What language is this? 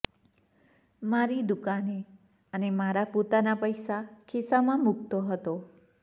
Gujarati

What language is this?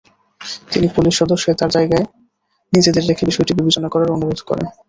Bangla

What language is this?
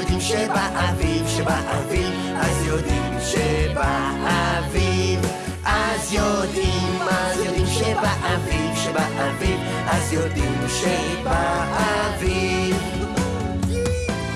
Hebrew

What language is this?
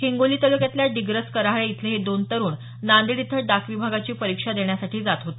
Marathi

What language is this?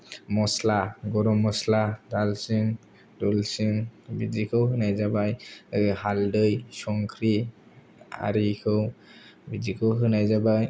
Bodo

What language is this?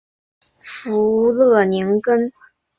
Chinese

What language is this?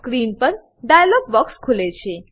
Gujarati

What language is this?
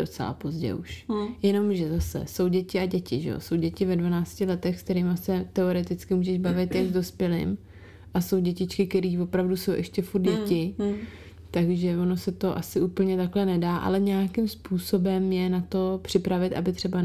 Czech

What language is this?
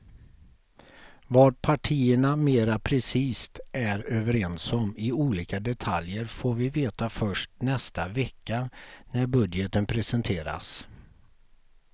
Swedish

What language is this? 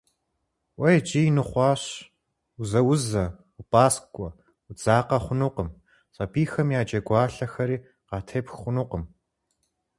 Kabardian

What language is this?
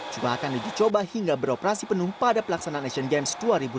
Indonesian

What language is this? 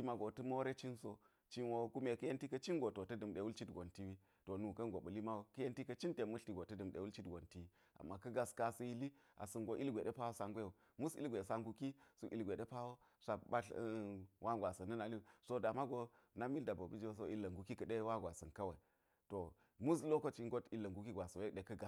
Geji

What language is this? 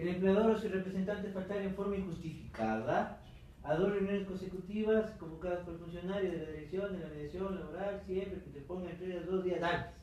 Spanish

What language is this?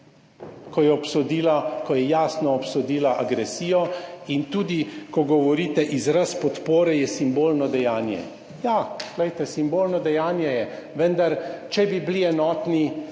Slovenian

